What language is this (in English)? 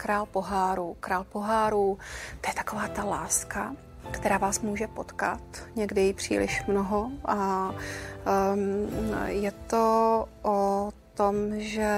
Czech